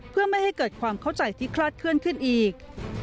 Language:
Thai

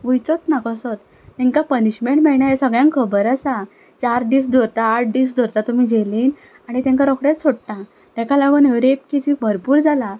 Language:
Konkani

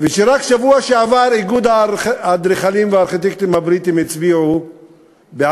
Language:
Hebrew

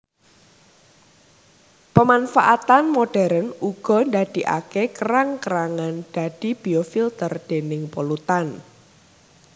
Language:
Javanese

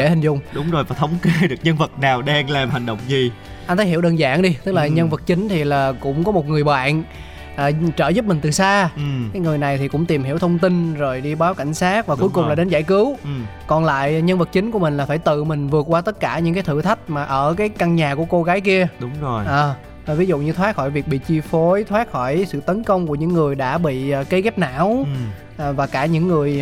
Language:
Vietnamese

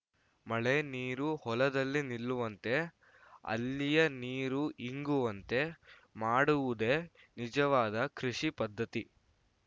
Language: Kannada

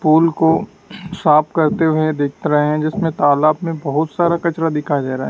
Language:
Hindi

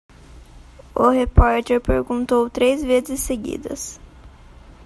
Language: Portuguese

